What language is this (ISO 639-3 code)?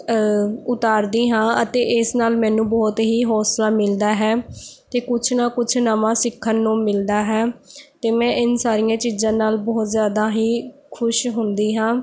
pan